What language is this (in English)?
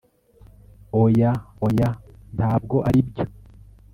Kinyarwanda